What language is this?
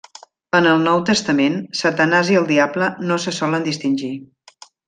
Catalan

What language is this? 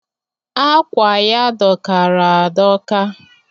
Igbo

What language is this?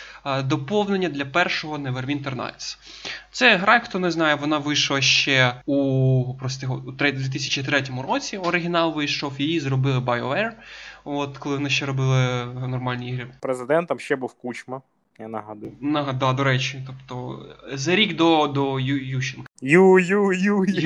Ukrainian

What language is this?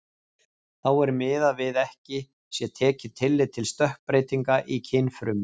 Icelandic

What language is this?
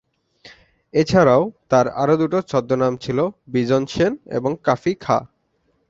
Bangla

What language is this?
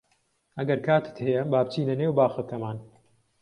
Central Kurdish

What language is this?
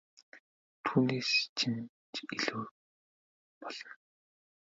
Mongolian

